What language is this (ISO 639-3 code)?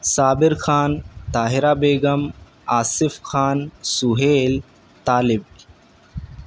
urd